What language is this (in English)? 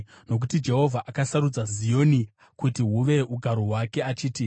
Shona